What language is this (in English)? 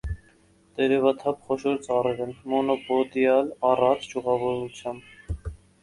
Armenian